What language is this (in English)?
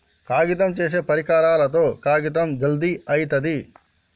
Telugu